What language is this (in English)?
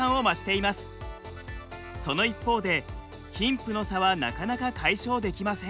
Japanese